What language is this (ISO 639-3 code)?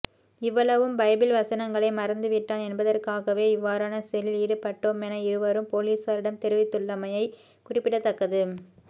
tam